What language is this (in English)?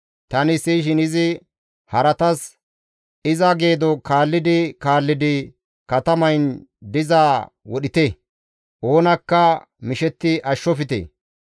Gamo